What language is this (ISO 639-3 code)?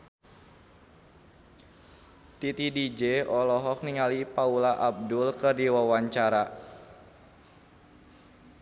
sun